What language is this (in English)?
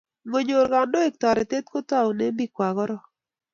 Kalenjin